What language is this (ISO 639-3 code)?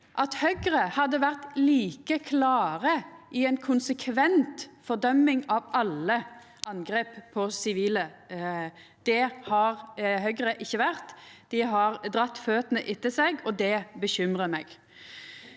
nor